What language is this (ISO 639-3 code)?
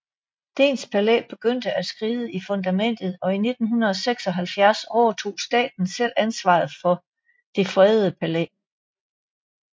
dan